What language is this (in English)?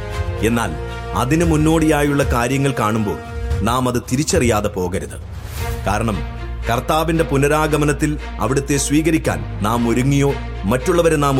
Malayalam